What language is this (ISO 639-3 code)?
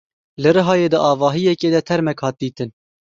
kur